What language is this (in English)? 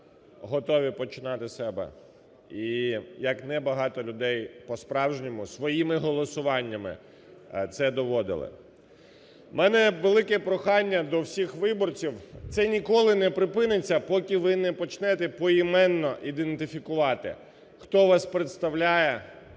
Ukrainian